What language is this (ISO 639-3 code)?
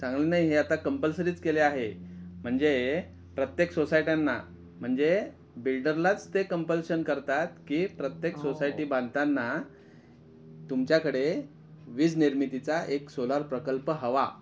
mar